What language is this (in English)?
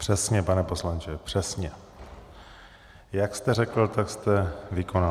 Czech